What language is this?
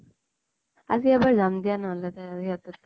Assamese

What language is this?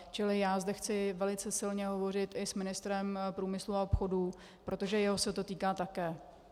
Czech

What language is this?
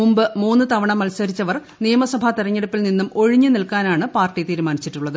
Malayalam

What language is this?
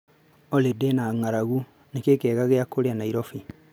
Kikuyu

